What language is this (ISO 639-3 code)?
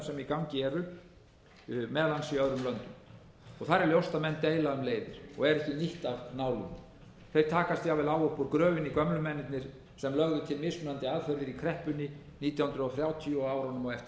isl